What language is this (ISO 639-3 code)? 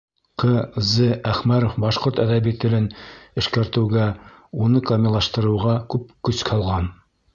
bak